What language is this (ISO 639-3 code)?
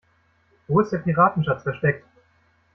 deu